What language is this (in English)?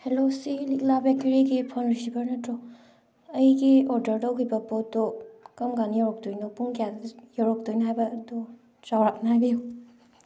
Manipuri